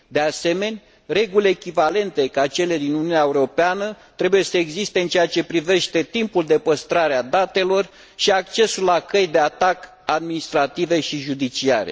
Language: Romanian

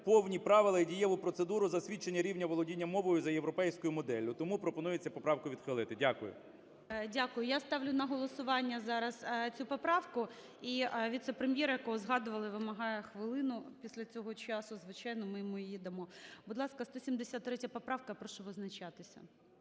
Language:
Ukrainian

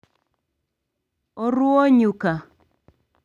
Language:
Luo (Kenya and Tanzania)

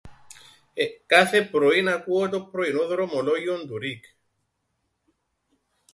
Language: Greek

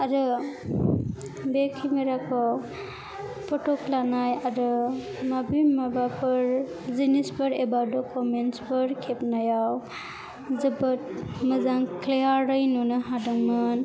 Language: Bodo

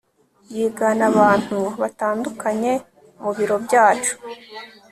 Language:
Kinyarwanda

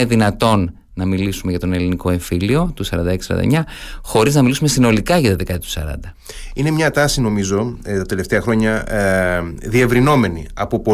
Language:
Greek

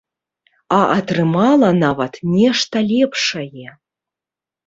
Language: Belarusian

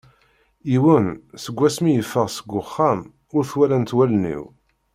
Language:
Kabyle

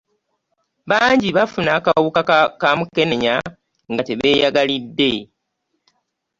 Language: Ganda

